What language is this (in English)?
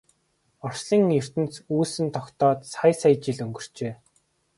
Mongolian